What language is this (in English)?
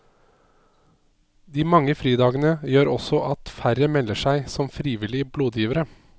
Norwegian